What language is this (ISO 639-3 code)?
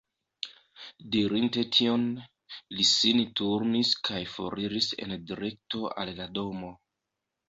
epo